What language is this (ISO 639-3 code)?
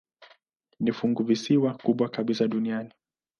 swa